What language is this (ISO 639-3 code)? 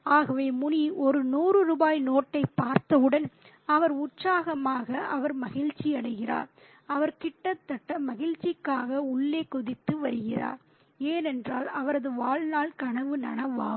tam